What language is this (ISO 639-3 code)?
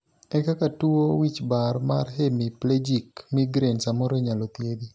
luo